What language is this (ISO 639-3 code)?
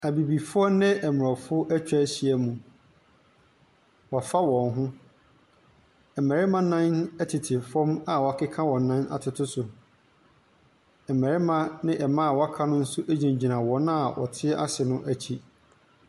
aka